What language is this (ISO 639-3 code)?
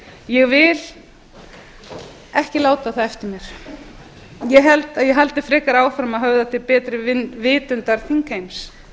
isl